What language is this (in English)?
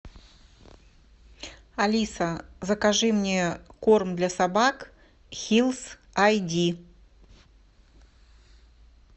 Russian